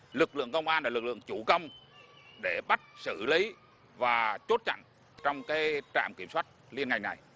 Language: Vietnamese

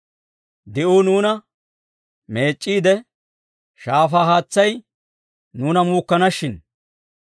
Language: Dawro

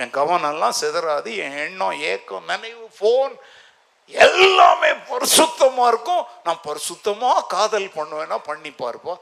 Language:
Tamil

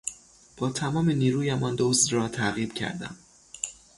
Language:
Persian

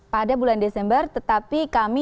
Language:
Indonesian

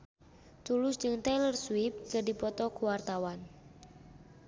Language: Sundanese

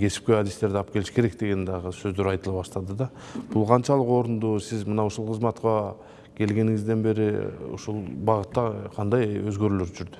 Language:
Turkish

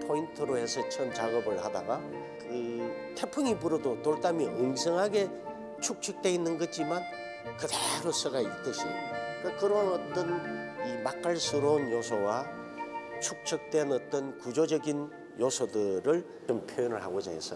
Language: Korean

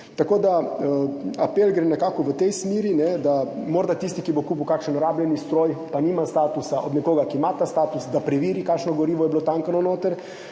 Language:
Slovenian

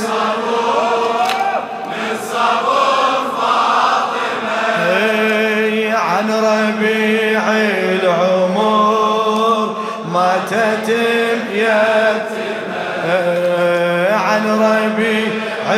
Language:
Arabic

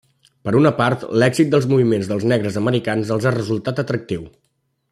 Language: Catalan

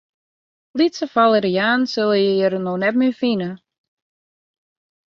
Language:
Western Frisian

